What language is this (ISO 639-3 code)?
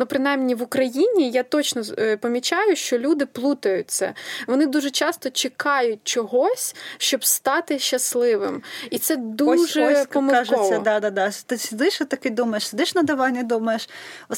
ukr